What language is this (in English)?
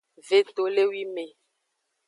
Aja (Benin)